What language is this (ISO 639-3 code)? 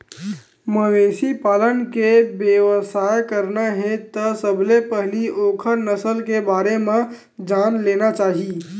hne